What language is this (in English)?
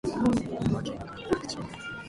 Japanese